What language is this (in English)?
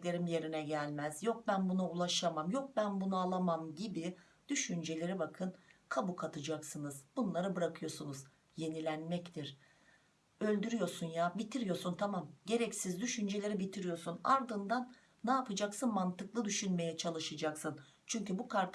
Turkish